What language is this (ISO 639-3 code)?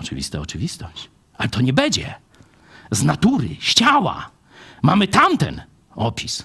pol